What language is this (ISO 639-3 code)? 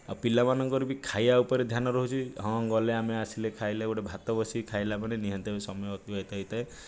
ori